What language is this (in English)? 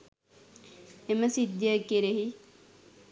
Sinhala